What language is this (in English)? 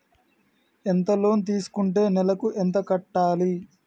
Telugu